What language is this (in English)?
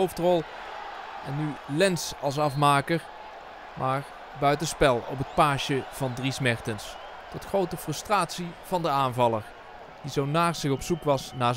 Dutch